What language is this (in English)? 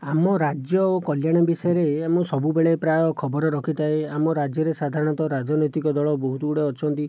Odia